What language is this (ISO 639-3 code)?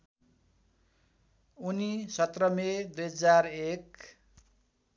nep